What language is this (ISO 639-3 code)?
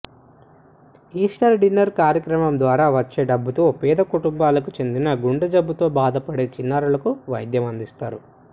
tel